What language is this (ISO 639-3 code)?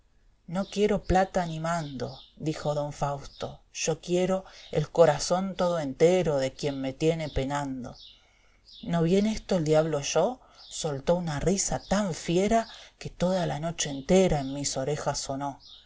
spa